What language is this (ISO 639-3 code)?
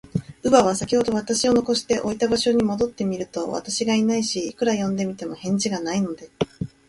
jpn